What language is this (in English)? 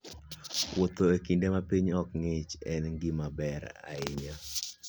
Luo (Kenya and Tanzania)